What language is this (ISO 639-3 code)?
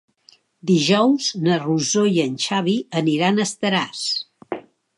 cat